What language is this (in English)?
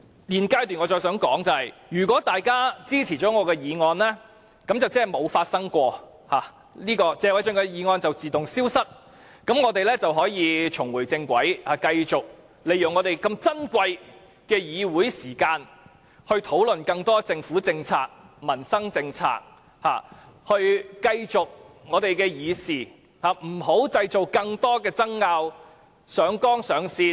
Cantonese